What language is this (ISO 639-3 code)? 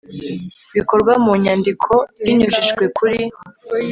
kin